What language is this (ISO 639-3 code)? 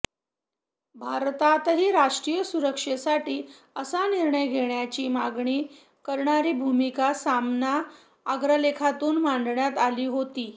mar